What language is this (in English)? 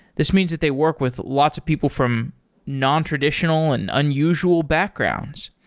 English